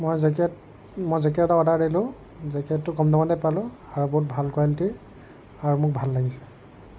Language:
Assamese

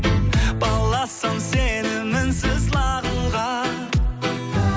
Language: Kazakh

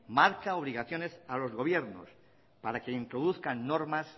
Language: Spanish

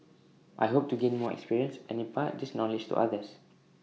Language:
English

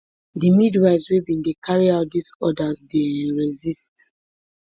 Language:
Nigerian Pidgin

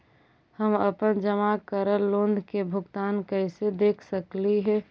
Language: Magahi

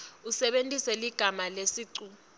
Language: Swati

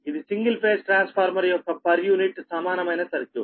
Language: Telugu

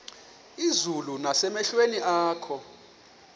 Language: Xhosa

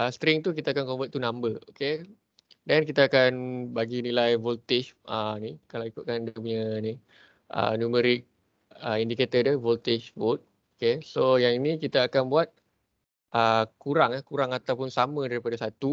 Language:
Malay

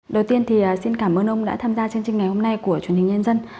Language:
Vietnamese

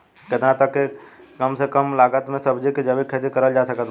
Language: Bhojpuri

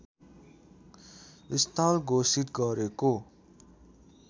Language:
Nepali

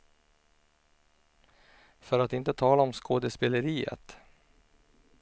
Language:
Swedish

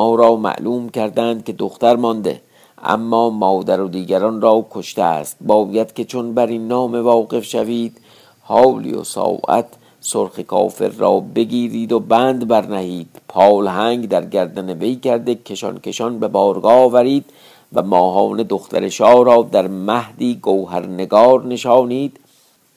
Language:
Persian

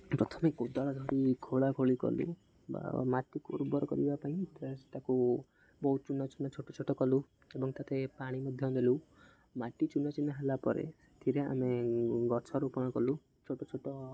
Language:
Odia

